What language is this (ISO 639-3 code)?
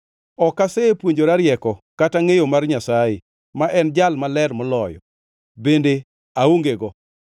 luo